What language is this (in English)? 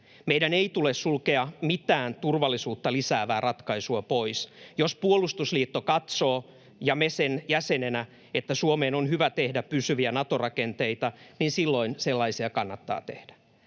Finnish